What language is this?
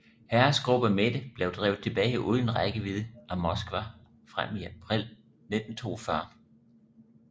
Danish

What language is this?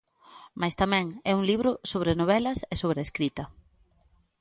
Galician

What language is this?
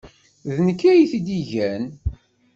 Kabyle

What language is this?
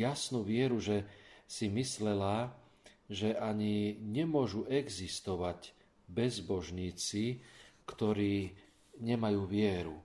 Slovak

